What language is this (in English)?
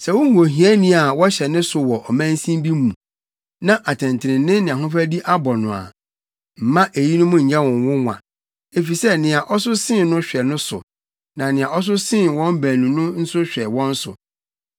Akan